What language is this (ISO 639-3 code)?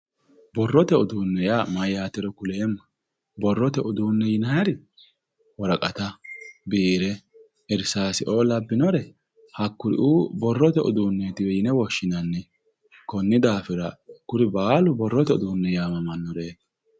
sid